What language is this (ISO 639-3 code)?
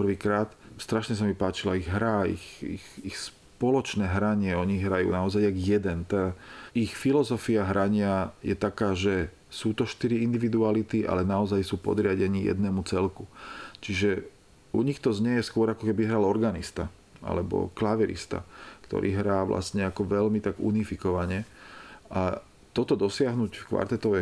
slk